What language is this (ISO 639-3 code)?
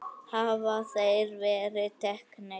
isl